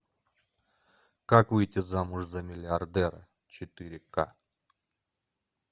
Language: Russian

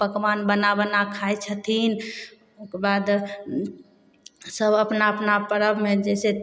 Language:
Maithili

